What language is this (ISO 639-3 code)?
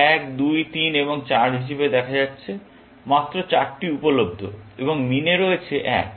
ben